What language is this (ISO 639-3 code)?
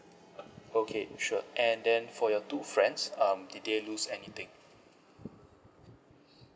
eng